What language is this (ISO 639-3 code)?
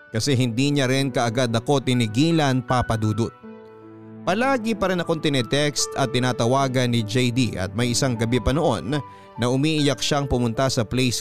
fil